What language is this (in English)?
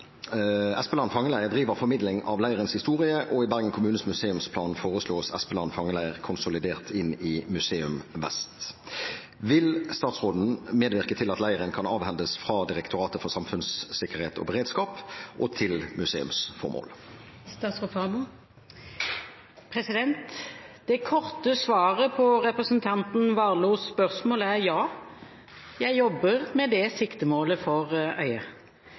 Norwegian Bokmål